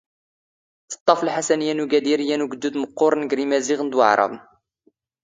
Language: Standard Moroccan Tamazight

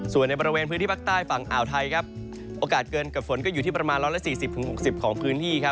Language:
Thai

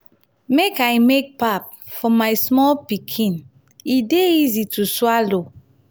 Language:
Nigerian Pidgin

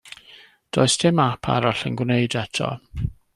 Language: Welsh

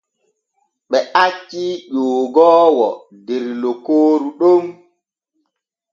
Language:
Borgu Fulfulde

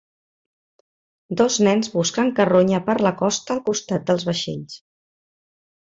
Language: Catalan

